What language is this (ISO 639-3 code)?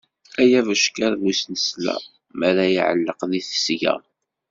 kab